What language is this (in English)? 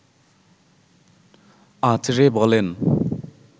Bangla